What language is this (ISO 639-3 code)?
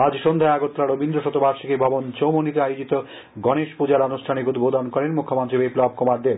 ben